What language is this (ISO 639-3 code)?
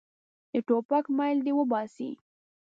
pus